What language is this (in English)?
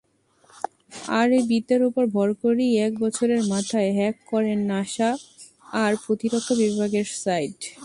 Bangla